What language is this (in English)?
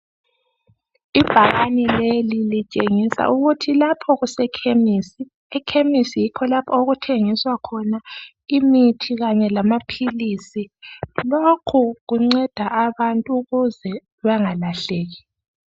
North Ndebele